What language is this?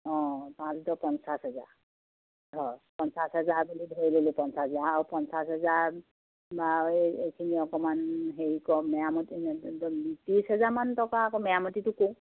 Assamese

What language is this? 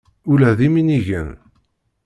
Kabyle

